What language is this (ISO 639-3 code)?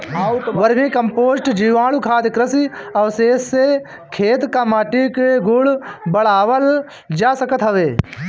bho